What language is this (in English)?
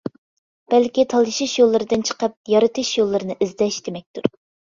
Uyghur